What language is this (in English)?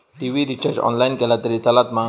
Marathi